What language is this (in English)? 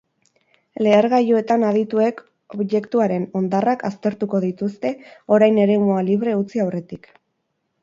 Basque